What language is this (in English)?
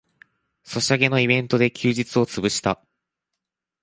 Japanese